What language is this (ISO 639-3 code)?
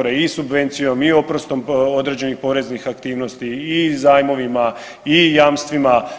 hrv